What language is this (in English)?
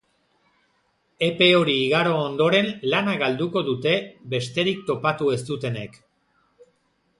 Basque